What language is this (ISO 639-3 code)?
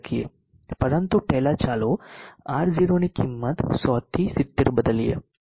guj